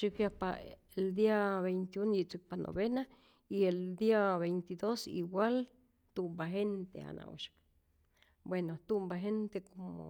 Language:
Rayón Zoque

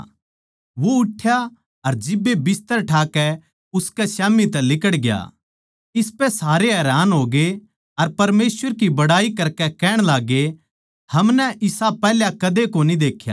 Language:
Haryanvi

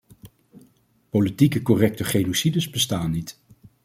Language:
Dutch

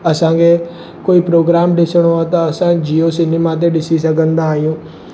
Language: Sindhi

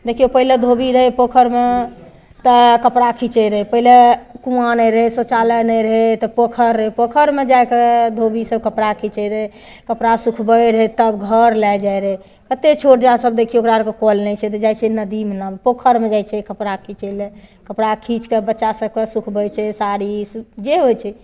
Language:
Maithili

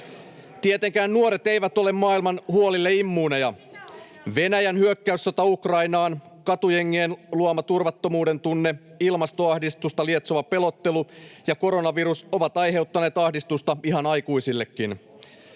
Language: Finnish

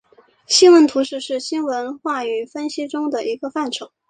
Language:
Chinese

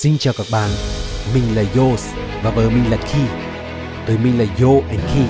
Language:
Vietnamese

